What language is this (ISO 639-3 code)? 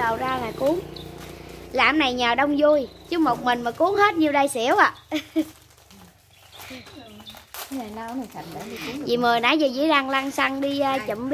vie